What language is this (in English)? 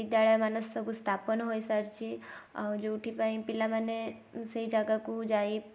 Odia